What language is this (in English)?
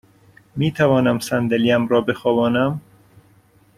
Persian